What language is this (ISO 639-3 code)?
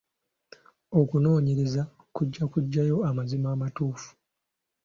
lug